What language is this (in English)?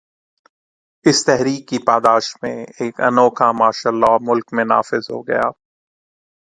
Urdu